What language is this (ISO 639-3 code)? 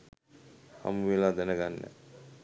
sin